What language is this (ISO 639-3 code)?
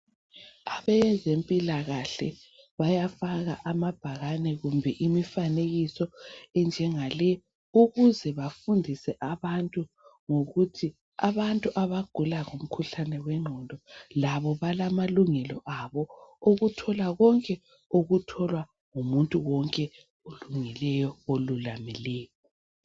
nde